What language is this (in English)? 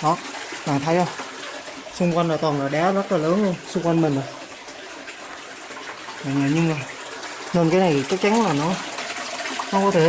Vietnamese